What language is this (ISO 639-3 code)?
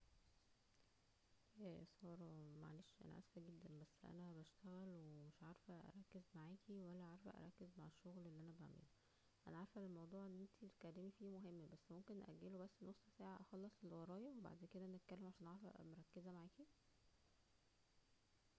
arz